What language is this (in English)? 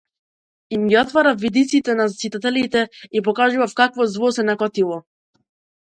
Macedonian